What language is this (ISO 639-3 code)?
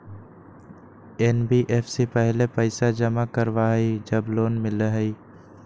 mag